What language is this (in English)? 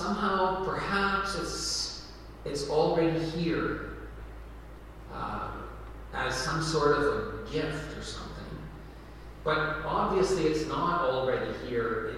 English